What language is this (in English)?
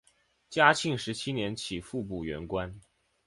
Chinese